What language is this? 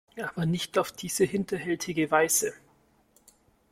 German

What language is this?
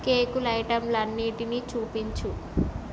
Telugu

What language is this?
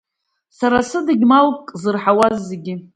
Abkhazian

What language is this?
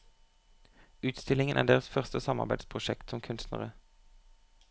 Norwegian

